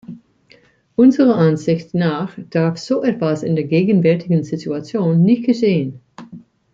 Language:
German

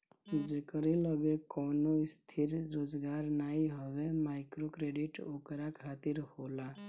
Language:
Bhojpuri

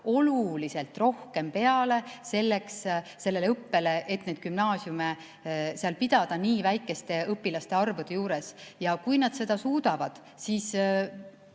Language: Estonian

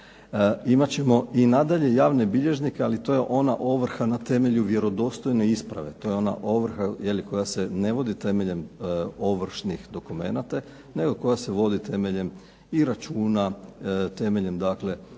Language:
Croatian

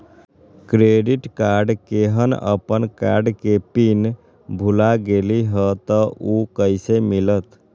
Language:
Magahi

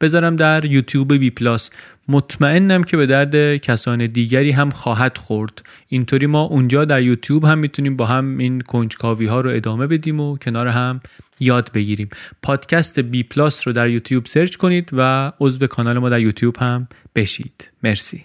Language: Persian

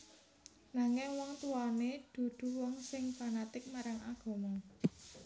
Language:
Javanese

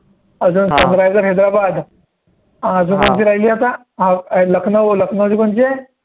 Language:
Marathi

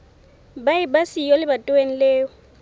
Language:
Southern Sotho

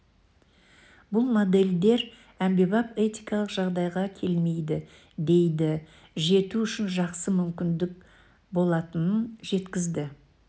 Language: Kazakh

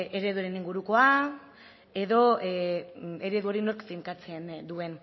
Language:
Basque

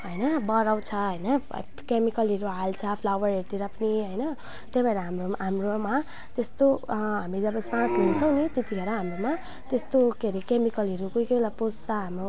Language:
Nepali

